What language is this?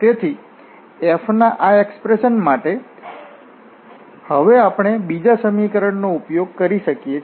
Gujarati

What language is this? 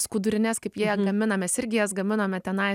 Lithuanian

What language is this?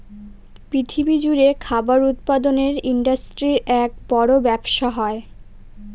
Bangla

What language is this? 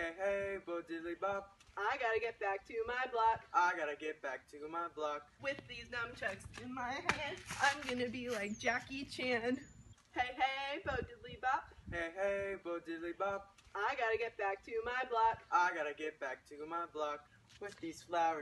English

